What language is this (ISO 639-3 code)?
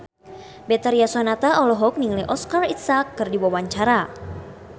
sun